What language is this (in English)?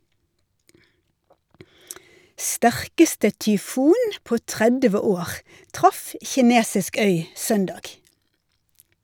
Norwegian